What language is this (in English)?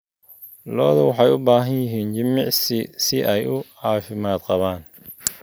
Somali